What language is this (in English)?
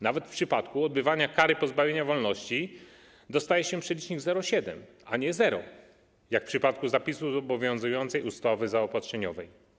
Polish